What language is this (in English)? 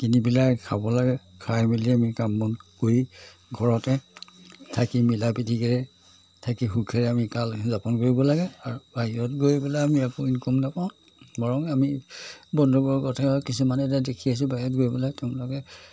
Assamese